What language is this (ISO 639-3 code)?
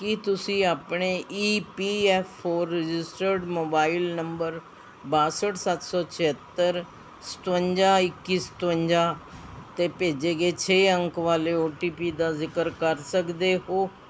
pan